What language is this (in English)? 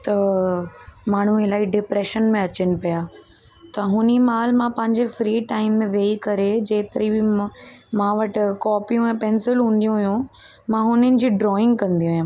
Sindhi